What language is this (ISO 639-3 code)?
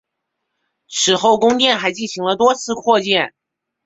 zho